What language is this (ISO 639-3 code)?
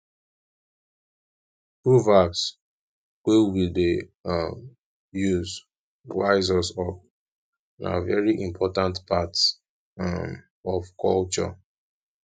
pcm